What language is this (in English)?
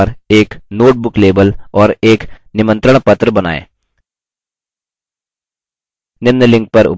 Hindi